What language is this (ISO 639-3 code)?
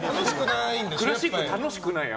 jpn